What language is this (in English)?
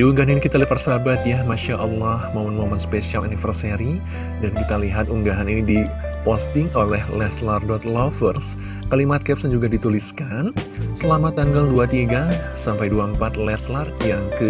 Indonesian